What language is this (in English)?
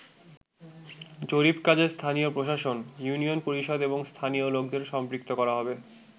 Bangla